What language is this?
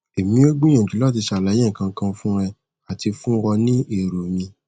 Yoruba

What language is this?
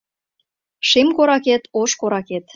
Mari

